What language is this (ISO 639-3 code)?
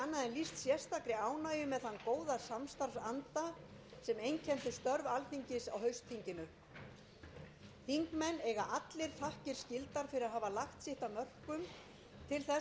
isl